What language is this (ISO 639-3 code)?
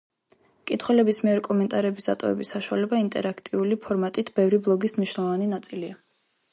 kat